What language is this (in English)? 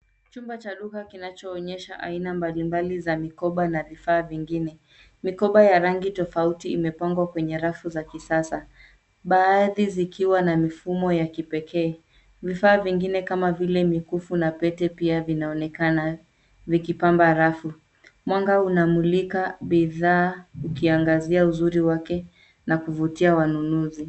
Swahili